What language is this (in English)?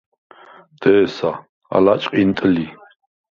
Svan